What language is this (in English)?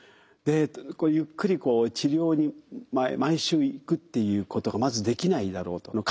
Japanese